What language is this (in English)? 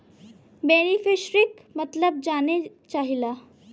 Bhojpuri